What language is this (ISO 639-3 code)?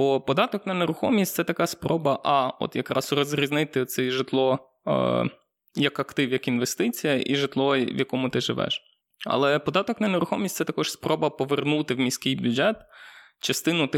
ukr